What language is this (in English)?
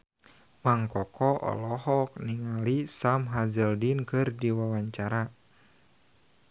Sundanese